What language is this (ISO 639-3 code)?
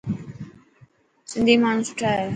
mki